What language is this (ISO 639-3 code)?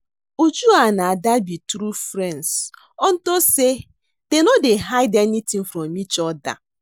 pcm